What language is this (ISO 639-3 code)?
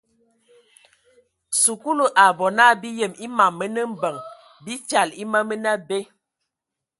ewo